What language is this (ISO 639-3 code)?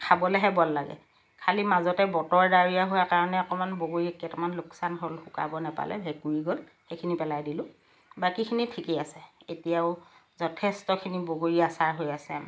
asm